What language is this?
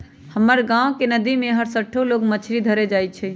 Magahi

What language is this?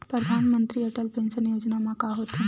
Chhattisgarhi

